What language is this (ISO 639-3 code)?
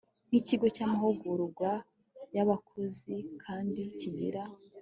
kin